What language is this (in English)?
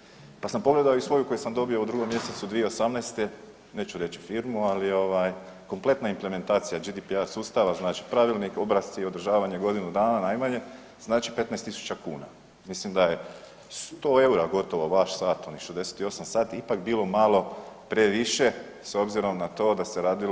Croatian